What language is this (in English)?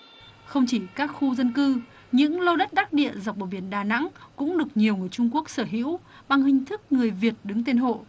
Vietnamese